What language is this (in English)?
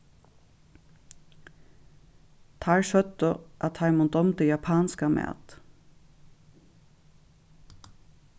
Faroese